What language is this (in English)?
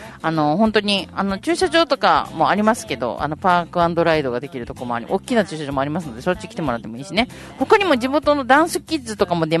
Japanese